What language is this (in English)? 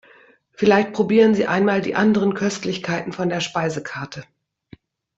German